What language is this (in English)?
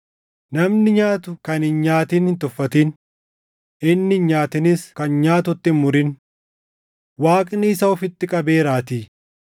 Oromo